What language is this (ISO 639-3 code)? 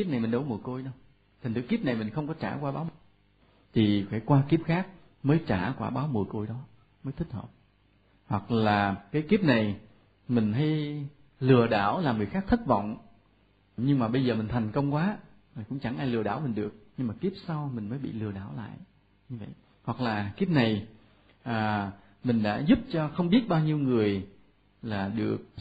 vie